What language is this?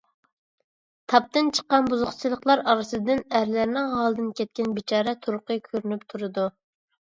Uyghur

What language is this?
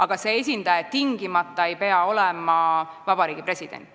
Estonian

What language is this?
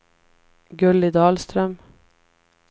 Swedish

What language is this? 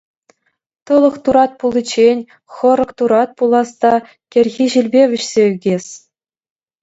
Chuvash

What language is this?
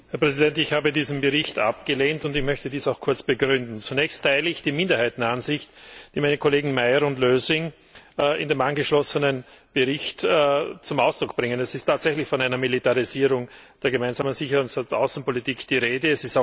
German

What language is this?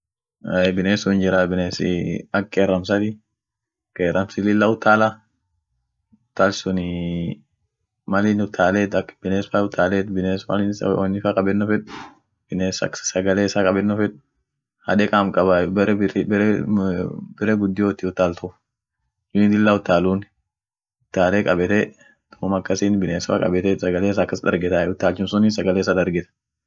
Orma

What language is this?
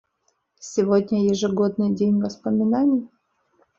Russian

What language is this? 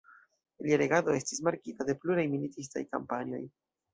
Esperanto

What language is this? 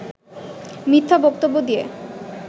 Bangla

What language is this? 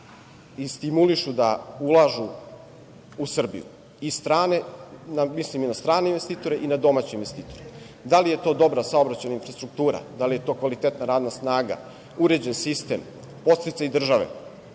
Serbian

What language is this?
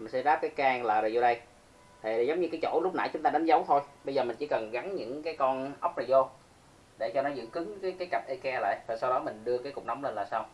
Vietnamese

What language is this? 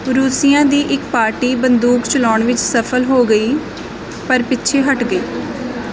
Punjabi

